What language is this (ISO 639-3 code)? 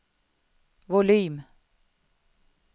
swe